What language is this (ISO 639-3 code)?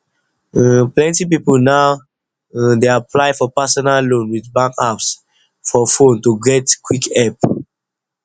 pcm